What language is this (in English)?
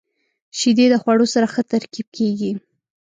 Pashto